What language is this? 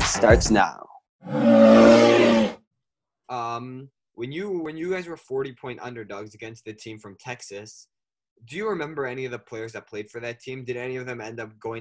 English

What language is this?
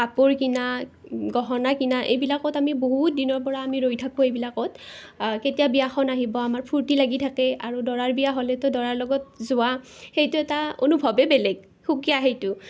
Assamese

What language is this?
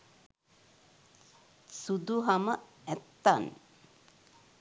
Sinhala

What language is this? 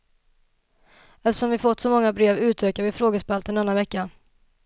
Swedish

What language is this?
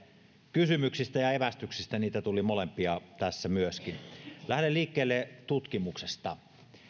Finnish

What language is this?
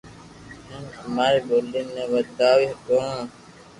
Loarki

